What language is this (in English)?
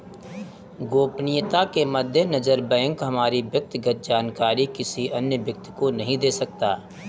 Hindi